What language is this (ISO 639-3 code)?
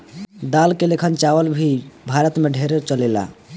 bho